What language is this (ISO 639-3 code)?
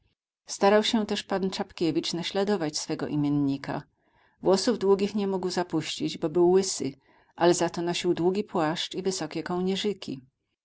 pol